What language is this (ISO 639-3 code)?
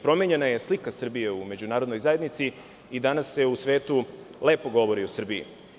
srp